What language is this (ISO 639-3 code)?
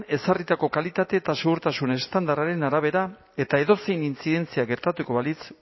eus